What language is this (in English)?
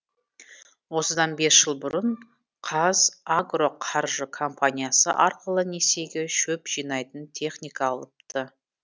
Kazakh